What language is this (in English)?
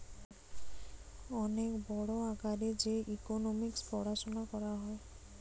Bangla